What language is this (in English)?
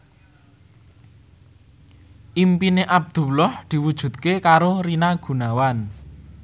Javanese